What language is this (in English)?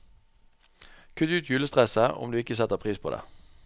Norwegian